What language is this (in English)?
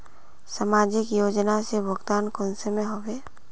Magahi